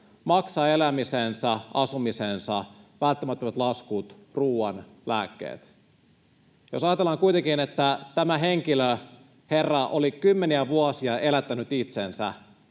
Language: Finnish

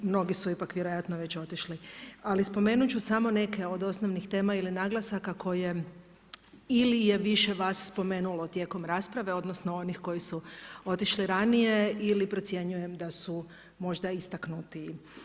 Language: Croatian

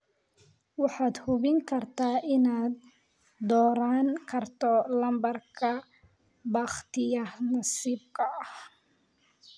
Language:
Somali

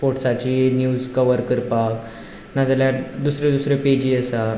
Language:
Konkani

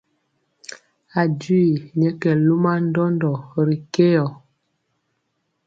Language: Mpiemo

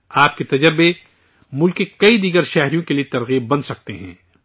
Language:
Urdu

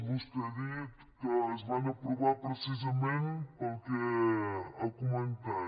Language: Catalan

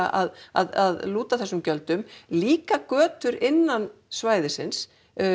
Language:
Icelandic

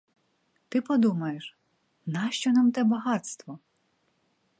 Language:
Ukrainian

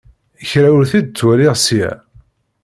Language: Kabyle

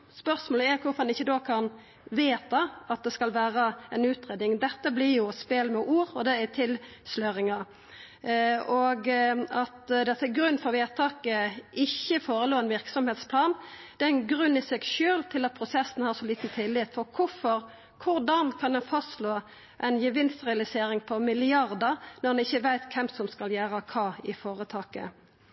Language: Norwegian Nynorsk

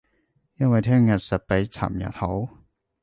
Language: Cantonese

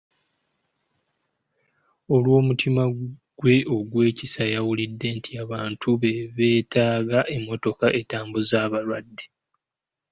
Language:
Ganda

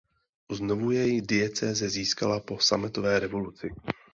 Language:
Czech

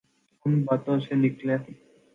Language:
Urdu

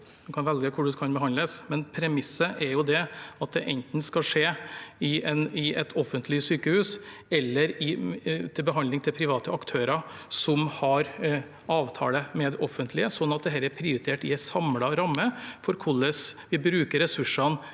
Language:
Norwegian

